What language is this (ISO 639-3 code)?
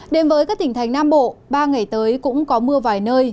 vie